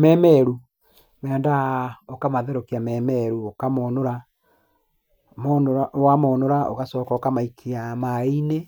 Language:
Kikuyu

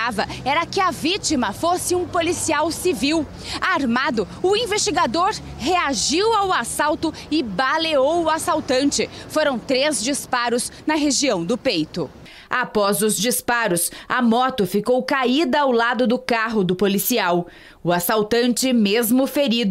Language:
Portuguese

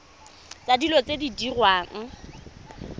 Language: Tswana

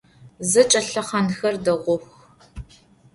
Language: Adyghe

